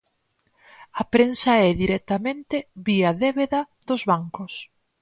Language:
Galician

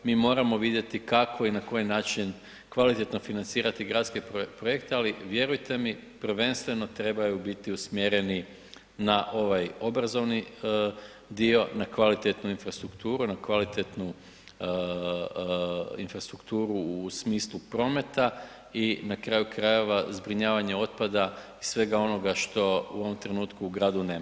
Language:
Croatian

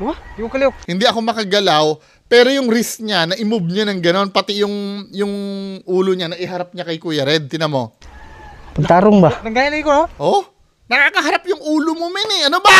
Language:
Filipino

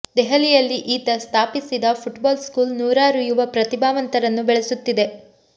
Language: Kannada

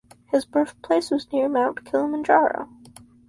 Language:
English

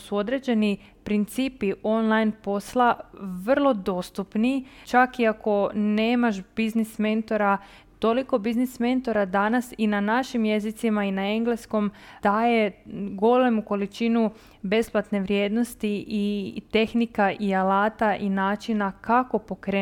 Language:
Croatian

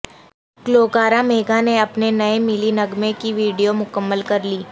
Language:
Urdu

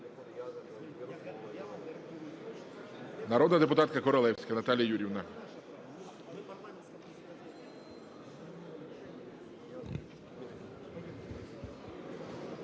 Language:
Ukrainian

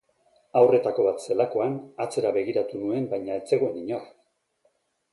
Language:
Basque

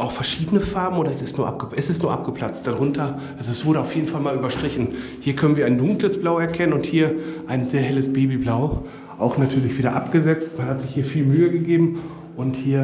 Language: German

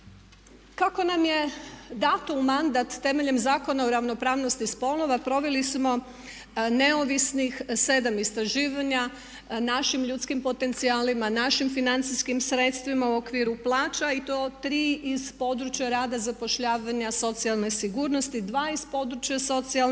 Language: Croatian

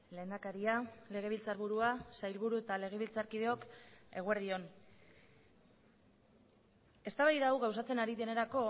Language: Basque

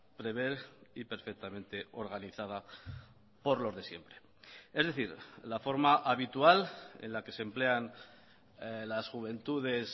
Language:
Spanish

